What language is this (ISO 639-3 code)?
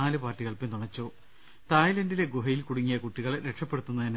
mal